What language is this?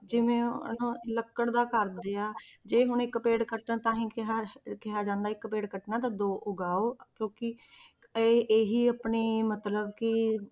Punjabi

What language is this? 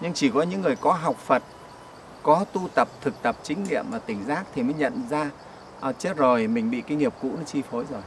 Vietnamese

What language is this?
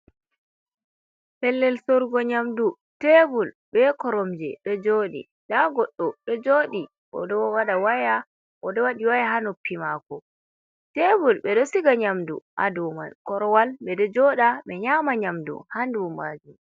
Fula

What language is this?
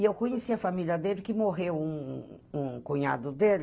Portuguese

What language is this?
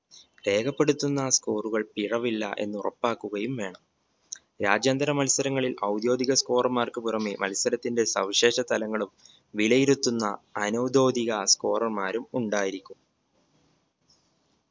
Malayalam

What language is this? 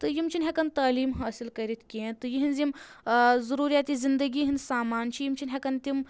Kashmiri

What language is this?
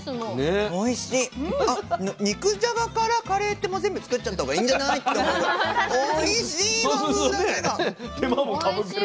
Japanese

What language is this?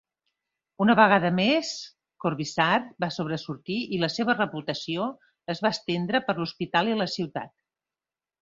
Catalan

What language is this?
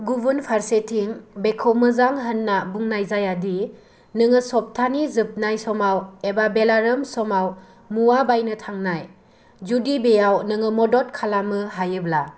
Bodo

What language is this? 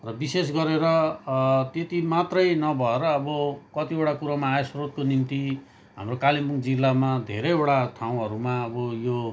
Nepali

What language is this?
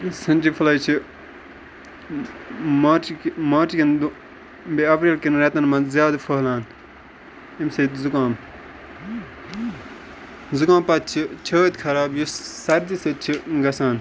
Kashmiri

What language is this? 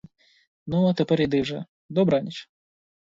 Ukrainian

